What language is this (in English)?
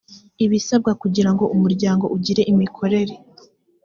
Kinyarwanda